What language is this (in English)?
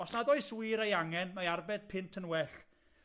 Welsh